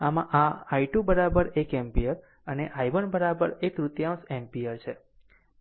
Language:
Gujarati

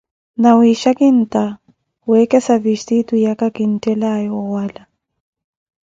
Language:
Koti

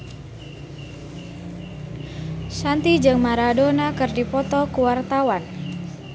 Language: Sundanese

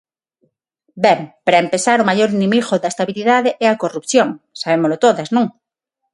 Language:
Galician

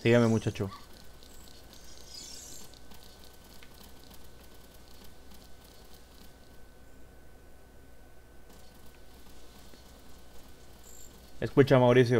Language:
Spanish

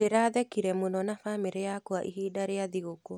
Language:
Kikuyu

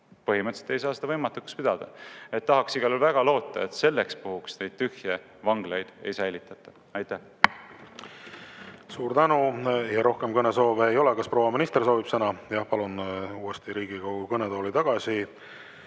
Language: Estonian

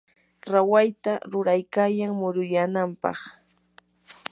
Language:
Yanahuanca Pasco Quechua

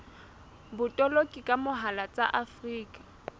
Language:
Southern Sotho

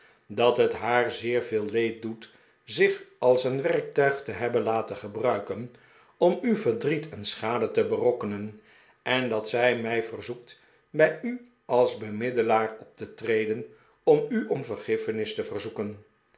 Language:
Dutch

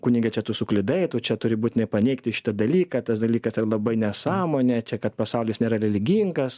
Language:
Lithuanian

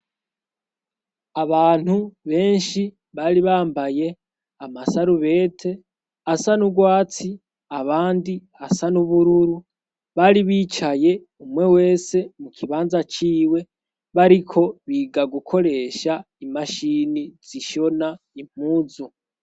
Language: Rundi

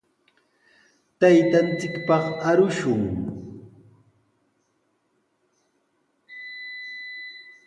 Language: Sihuas Ancash Quechua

